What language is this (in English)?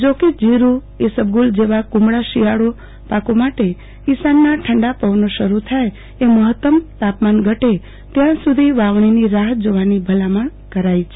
Gujarati